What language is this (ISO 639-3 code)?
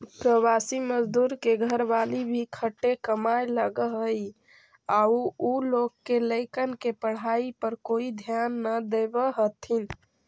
mag